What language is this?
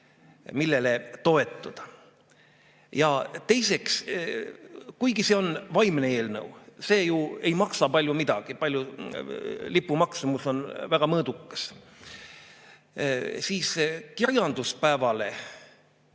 Estonian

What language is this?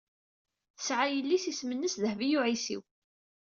Kabyle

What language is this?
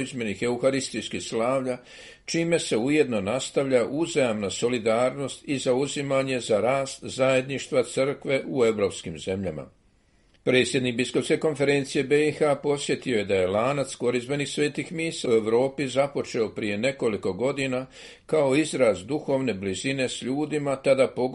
Croatian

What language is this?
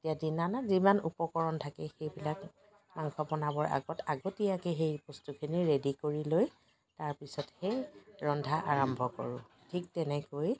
Assamese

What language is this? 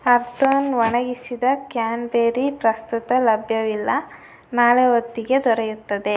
Kannada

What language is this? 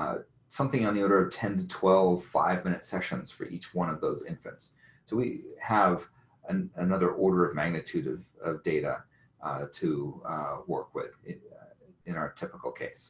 English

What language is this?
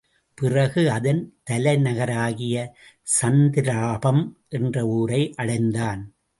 Tamil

